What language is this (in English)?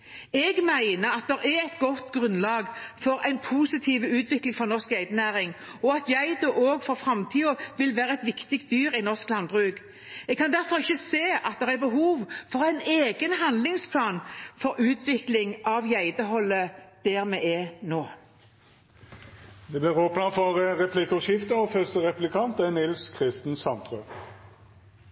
Norwegian